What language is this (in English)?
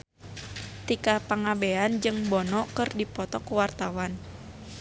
Sundanese